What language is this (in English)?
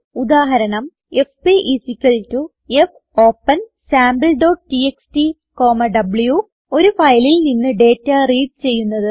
Malayalam